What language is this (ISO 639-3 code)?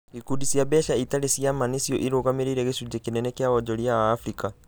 kik